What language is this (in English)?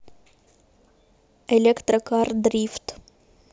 Russian